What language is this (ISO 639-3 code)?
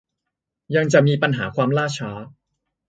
tha